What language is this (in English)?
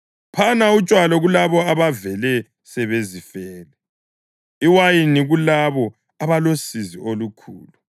North Ndebele